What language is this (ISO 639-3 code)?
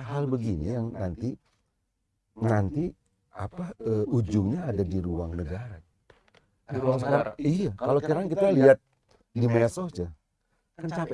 ind